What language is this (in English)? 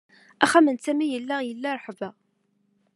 Kabyle